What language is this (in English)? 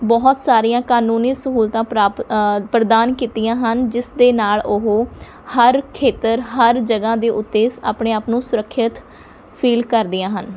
Punjabi